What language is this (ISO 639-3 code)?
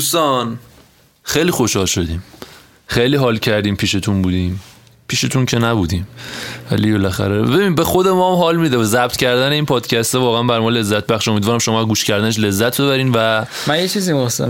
fas